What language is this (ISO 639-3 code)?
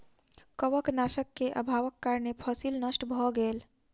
mai